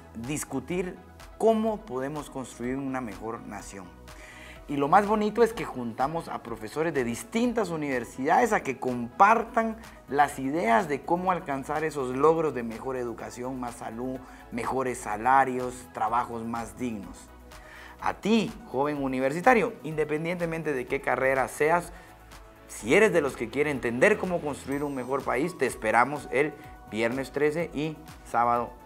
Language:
Spanish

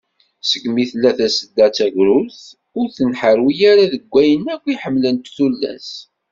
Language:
Kabyle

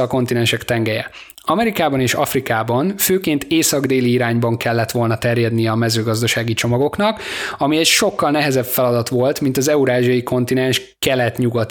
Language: Hungarian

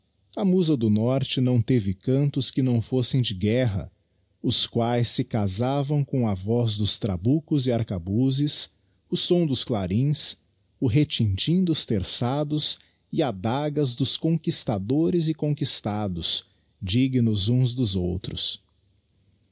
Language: Portuguese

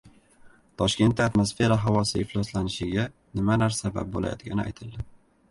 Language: Uzbek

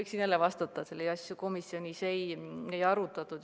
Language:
Estonian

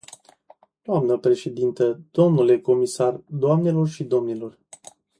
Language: Romanian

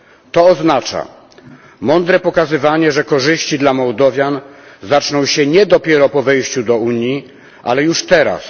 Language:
Polish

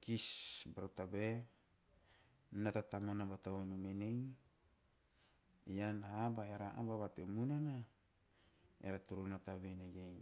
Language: Teop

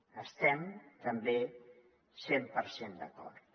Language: Catalan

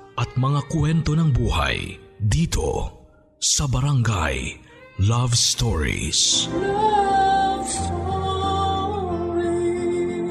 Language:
Filipino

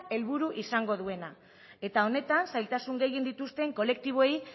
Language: Basque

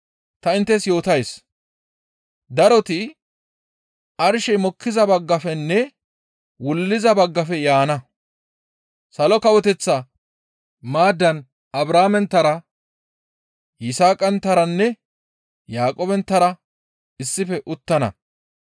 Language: Gamo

